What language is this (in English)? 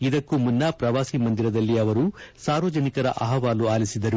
Kannada